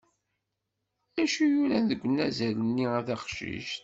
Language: Kabyle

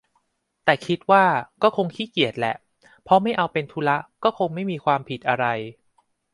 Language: Thai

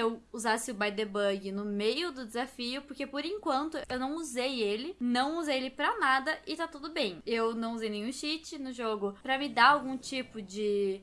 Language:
Portuguese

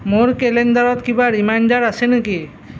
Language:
Assamese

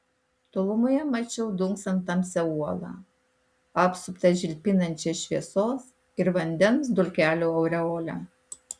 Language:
Lithuanian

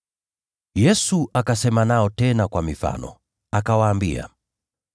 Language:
Swahili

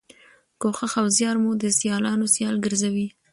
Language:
Pashto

